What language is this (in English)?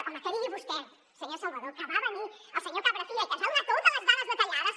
Catalan